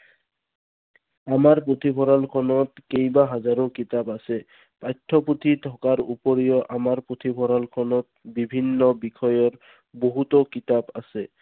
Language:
Assamese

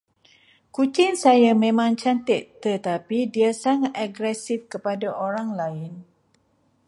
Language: Malay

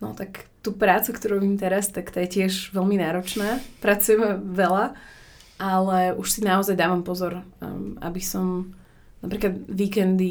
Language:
Slovak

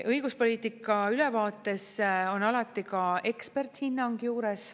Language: Estonian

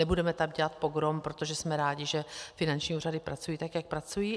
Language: Czech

